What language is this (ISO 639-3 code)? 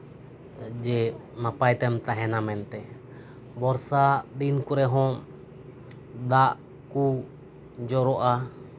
sat